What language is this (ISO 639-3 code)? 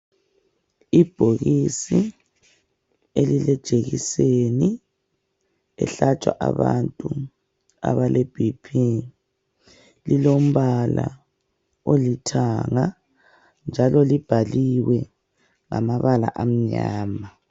nde